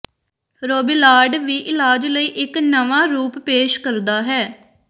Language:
Punjabi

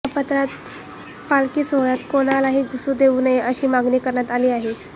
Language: Marathi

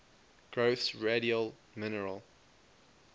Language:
English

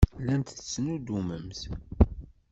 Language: Kabyle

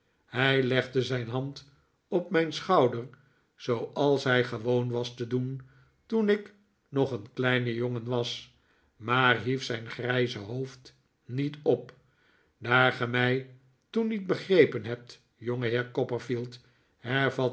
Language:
Dutch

